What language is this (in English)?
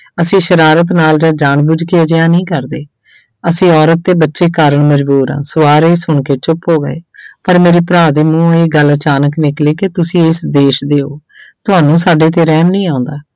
Punjabi